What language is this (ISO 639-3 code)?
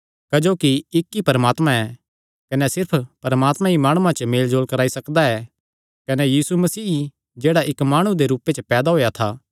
xnr